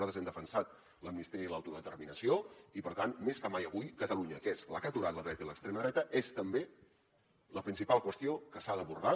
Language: Catalan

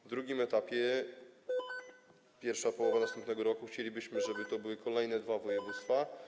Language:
Polish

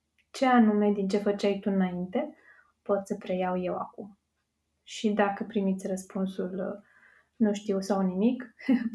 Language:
Romanian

